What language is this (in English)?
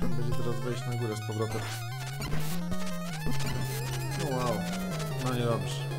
Polish